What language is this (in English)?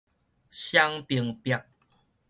Min Nan Chinese